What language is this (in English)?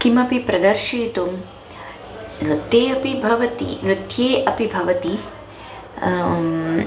Sanskrit